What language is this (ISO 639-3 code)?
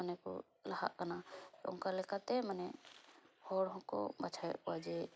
sat